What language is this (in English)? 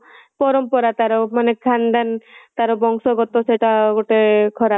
Odia